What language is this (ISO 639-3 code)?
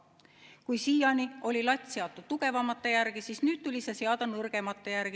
est